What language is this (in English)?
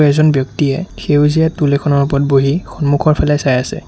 Assamese